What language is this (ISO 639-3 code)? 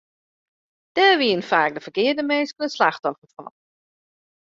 fry